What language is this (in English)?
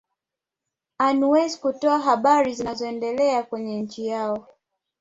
Swahili